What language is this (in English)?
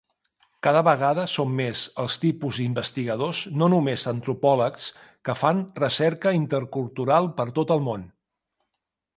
Catalan